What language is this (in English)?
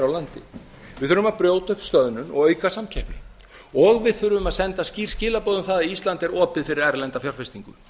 Icelandic